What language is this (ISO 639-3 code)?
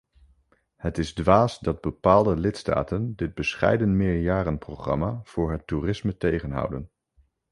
nld